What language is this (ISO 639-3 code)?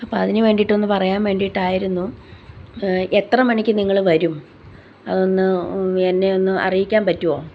mal